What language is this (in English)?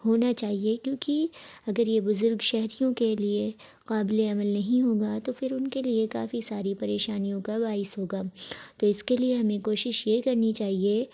Urdu